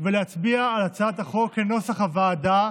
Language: Hebrew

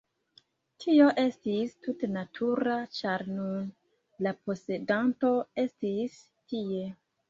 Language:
Esperanto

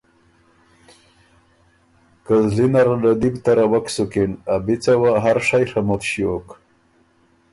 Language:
Ormuri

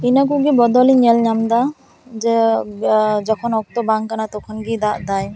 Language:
Santali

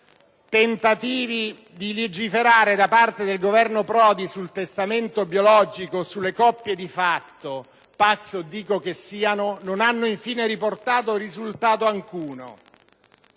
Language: Italian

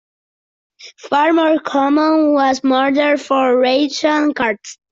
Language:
English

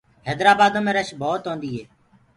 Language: Gurgula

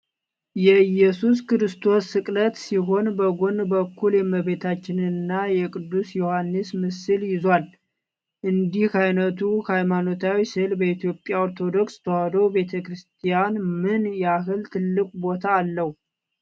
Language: Amharic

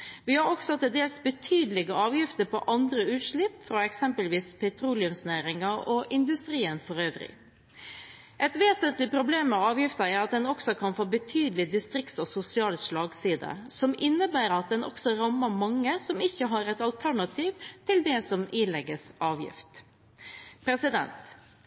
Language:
Norwegian Bokmål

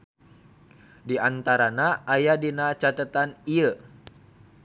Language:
Sundanese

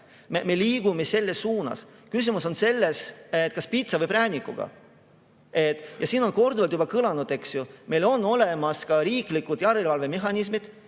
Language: Estonian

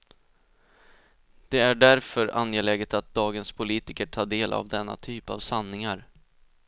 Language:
Swedish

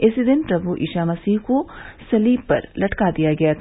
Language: Hindi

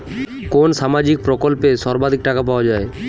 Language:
Bangla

